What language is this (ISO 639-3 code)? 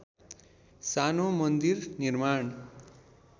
nep